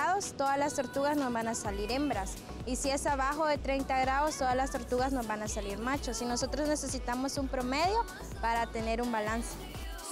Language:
Spanish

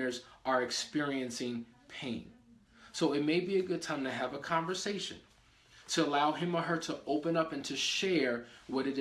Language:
English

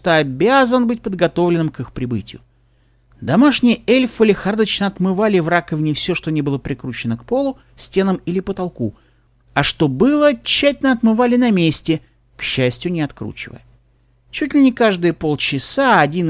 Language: Russian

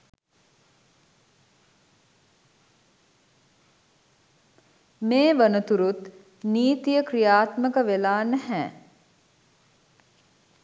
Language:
Sinhala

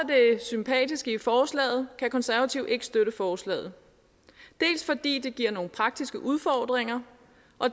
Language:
Danish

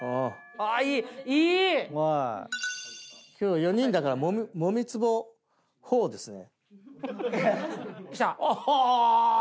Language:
Japanese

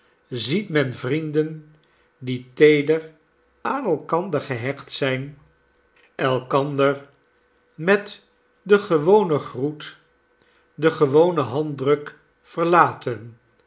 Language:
Dutch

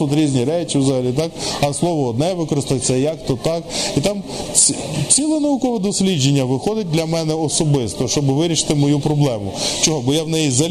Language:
Ukrainian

